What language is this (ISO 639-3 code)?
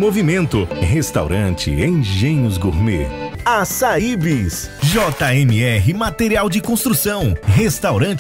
por